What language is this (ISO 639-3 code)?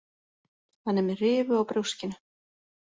isl